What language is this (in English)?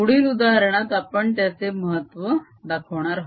Marathi